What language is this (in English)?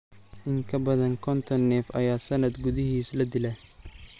Somali